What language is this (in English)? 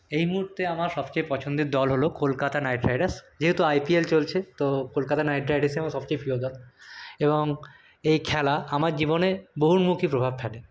Bangla